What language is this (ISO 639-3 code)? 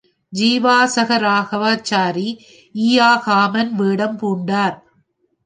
tam